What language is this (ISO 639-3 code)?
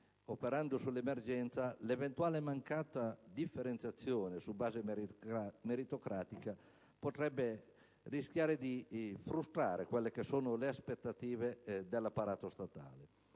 ita